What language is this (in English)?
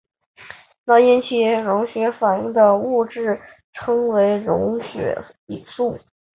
Chinese